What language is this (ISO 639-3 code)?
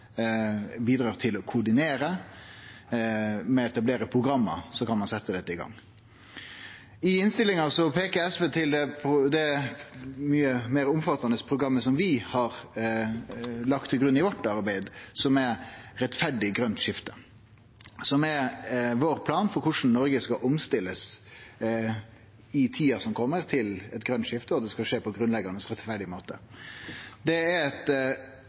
nno